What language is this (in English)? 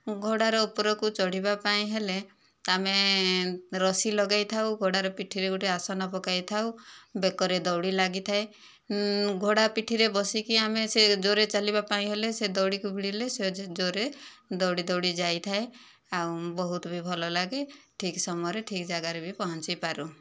Odia